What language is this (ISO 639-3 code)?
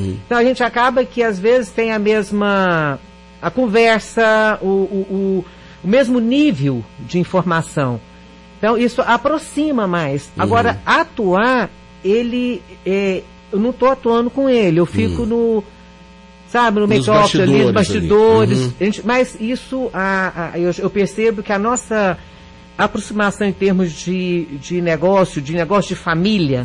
por